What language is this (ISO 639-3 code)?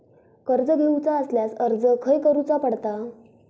mar